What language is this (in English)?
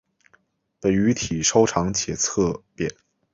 Chinese